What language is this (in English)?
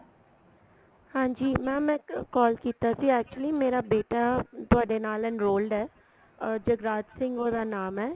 Punjabi